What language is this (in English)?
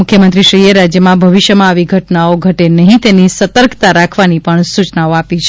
Gujarati